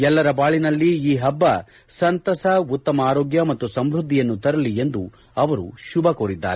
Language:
Kannada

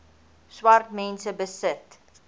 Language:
Afrikaans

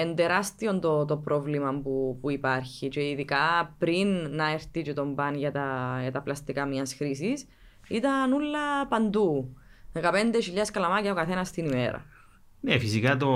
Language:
Greek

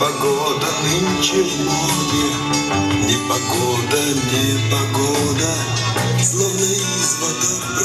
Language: Ukrainian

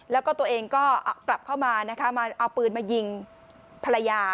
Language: Thai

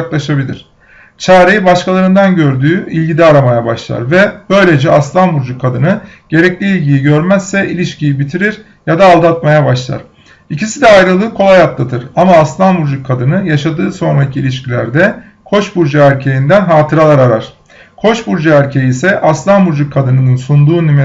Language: Turkish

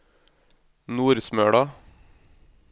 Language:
Norwegian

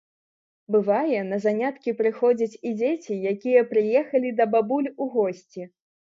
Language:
Belarusian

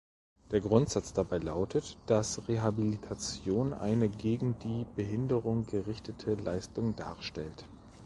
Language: German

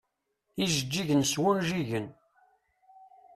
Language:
Kabyle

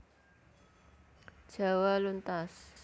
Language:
Javanese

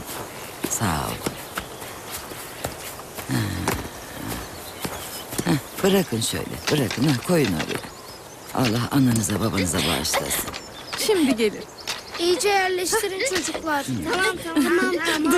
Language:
Turkish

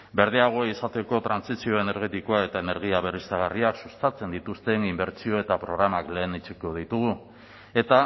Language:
Basque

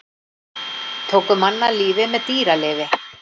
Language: Icelandic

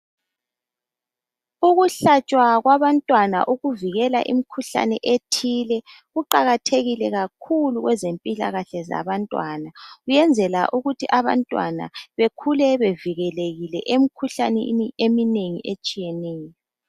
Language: North Ndebele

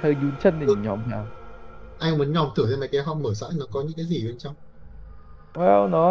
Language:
Vietnamese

